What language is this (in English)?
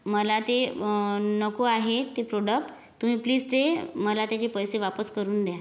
Marathi